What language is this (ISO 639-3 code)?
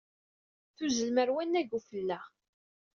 kab